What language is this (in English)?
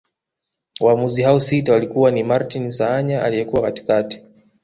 Swahili